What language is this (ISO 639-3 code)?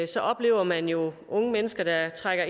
dan